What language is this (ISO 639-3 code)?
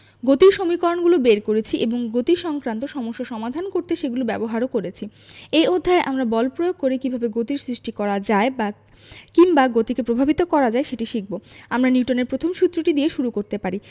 ben